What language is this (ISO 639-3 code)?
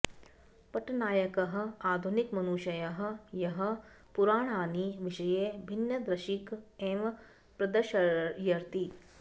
san